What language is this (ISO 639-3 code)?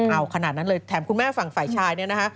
tha